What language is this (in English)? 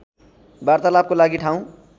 Nepali